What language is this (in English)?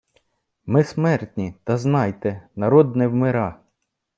Ukrainian